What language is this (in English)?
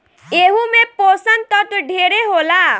Bhojpuri